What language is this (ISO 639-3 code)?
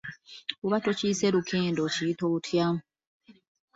lug